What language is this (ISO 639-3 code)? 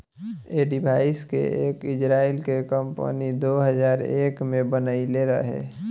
bho